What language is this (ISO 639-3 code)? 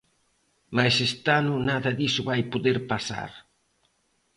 glg